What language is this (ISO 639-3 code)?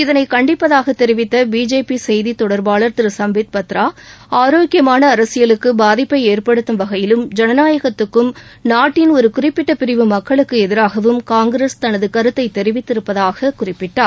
tam